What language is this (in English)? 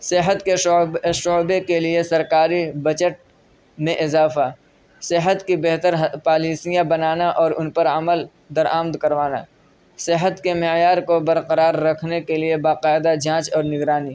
Urdu